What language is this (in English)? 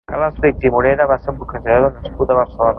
Catalan